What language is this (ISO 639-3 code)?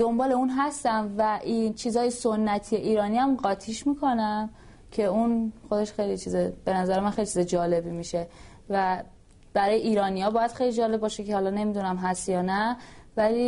fas